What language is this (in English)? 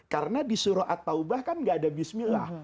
Indonesian